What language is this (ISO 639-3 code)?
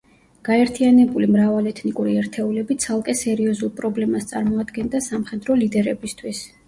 kat